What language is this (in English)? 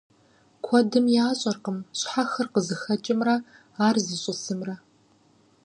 Kabardian